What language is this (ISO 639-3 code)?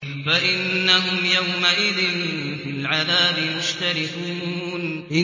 ara